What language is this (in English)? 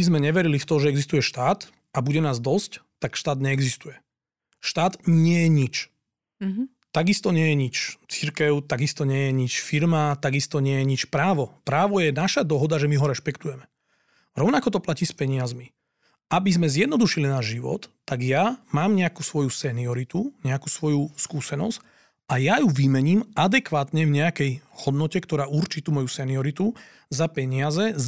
Slovak